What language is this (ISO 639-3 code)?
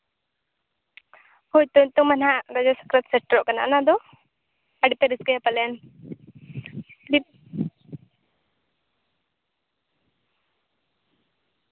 sat